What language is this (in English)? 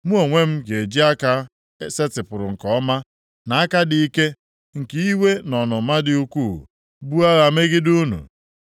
Igbo